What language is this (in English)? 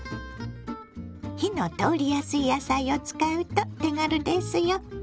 Japanese